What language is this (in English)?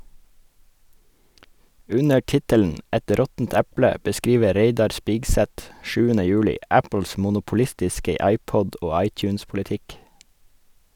Norwegian